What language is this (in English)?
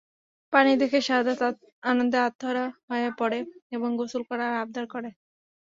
Bangla